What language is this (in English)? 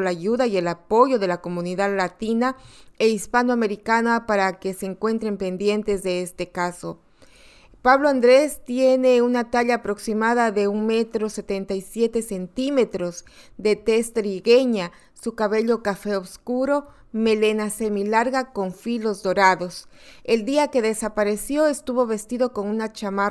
Spanish